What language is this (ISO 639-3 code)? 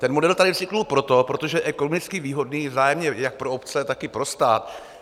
ces